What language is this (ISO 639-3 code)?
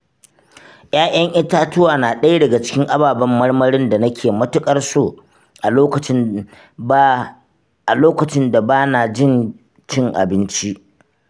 hau